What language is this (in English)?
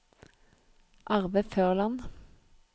Norwegian